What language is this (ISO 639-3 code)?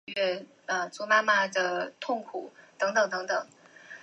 zho